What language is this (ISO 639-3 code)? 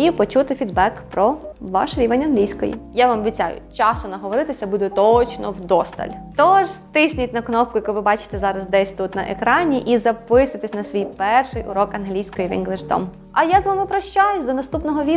ukr